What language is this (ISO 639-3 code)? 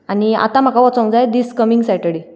kok